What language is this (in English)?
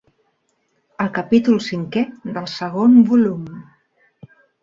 Catalan